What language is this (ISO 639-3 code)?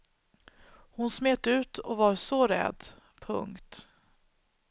swe